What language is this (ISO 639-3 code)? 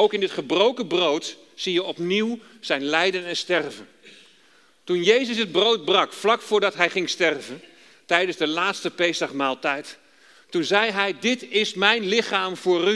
nld